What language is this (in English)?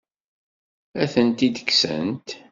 Kabyle